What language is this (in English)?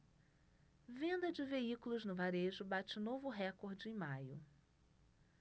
Portuguese